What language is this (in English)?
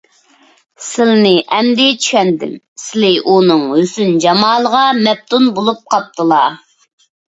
Uyghur